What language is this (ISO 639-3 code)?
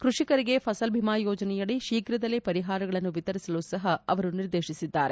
kan